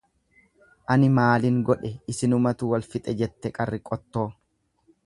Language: Oromo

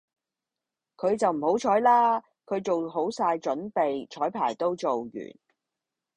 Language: Cantonese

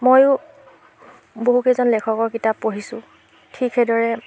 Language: Assamese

